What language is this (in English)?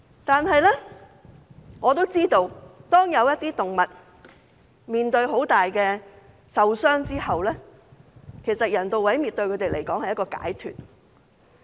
Cantonese